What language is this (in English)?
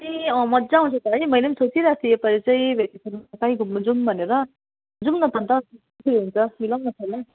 Nepali